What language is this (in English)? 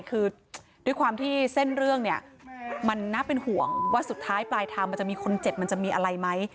Thai